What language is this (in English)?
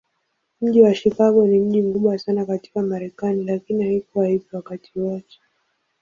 Swahili